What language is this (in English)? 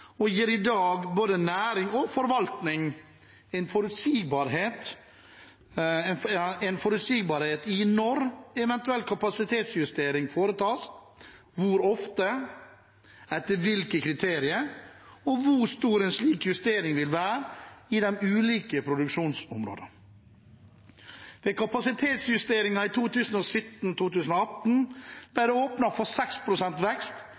Norwegian Bokmål